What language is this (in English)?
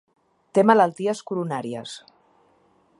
Catalan